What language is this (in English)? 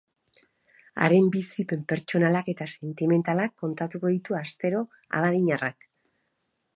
Basque